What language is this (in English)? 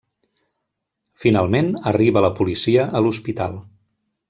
Catalan